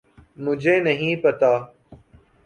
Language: Urdu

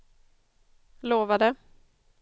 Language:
Swedish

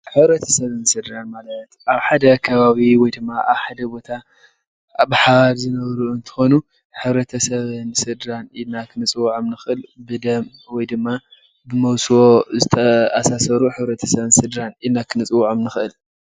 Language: Tigrinya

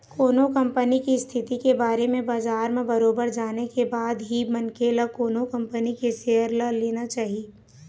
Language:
Chhattisgarhi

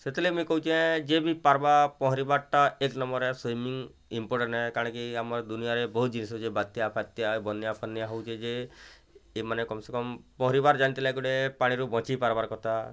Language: Odia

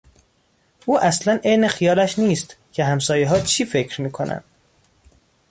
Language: Persian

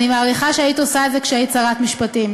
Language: Hebrew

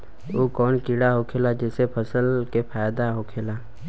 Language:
Bhojpuri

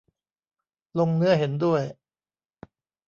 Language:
Thai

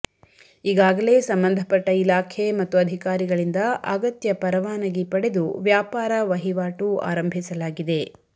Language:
Kannada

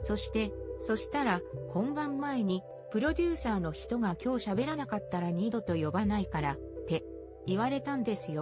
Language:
Japanese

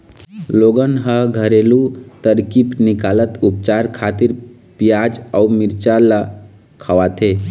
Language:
Chhattisgarhi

